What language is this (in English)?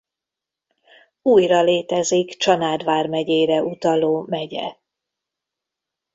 Hungarian